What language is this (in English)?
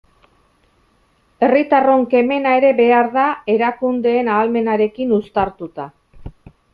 Basque